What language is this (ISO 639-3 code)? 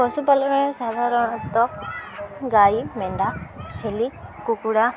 ori